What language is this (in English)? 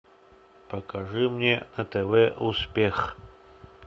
Russian